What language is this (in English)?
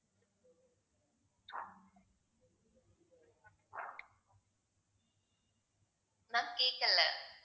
Tamil